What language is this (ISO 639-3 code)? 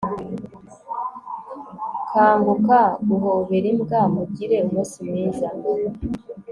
kin